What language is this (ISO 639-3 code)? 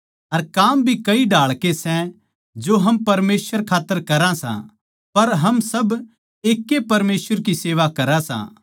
bgc